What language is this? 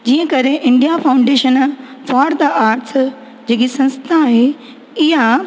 Sindhi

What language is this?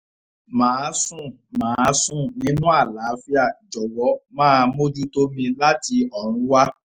Yoruba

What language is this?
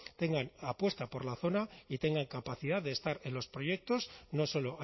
Spanish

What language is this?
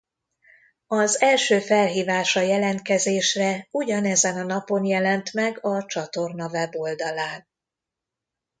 Hungarian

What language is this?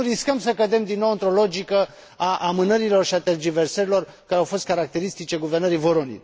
Romanian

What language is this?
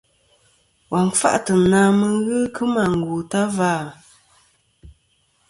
Kom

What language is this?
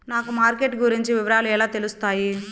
Telugu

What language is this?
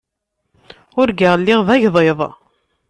Kabyle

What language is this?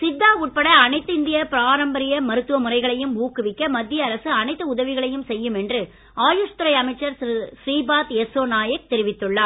Tamil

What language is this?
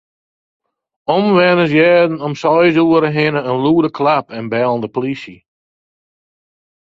Western Frisian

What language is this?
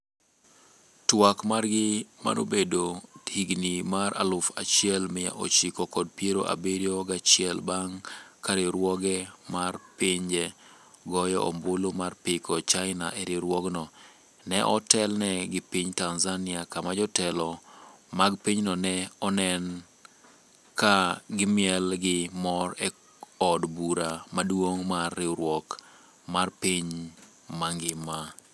Luo (Kenya and Tanzania)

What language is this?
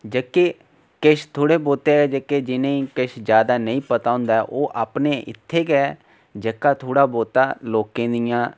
Dogri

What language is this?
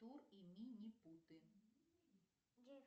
Russian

